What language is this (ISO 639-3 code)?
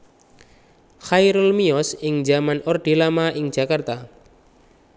jav